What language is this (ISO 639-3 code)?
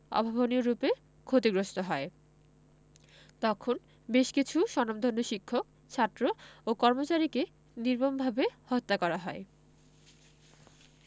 ben